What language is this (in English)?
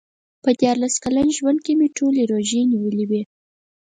Pashto